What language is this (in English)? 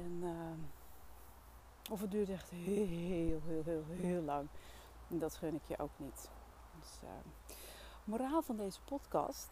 Dutch